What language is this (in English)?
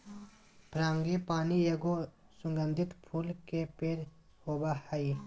Magahi